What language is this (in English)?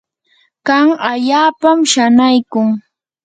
Yanahuanca Pasco Quechua